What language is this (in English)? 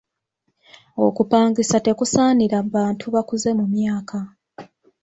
Ganda